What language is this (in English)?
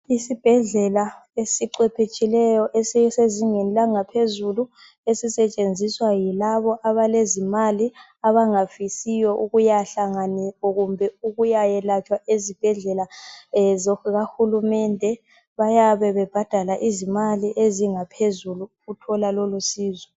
North Ndebele